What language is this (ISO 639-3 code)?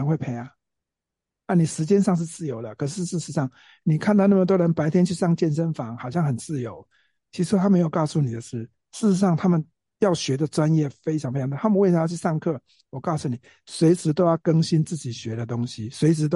zho